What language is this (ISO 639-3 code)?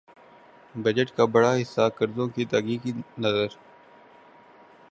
urd